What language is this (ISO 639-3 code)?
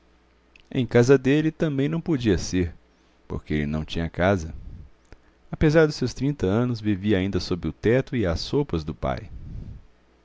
por